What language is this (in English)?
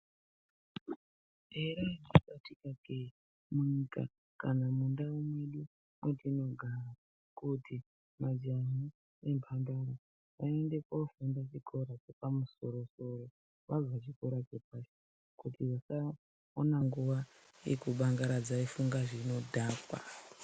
Ndau